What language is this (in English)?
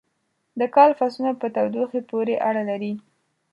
Pashto